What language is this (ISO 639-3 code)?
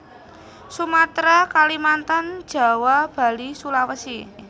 jav